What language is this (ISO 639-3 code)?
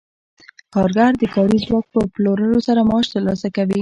pus